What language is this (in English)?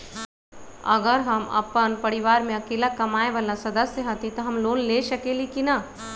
Magahi